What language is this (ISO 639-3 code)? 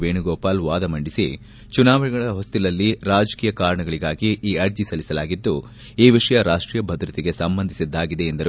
kan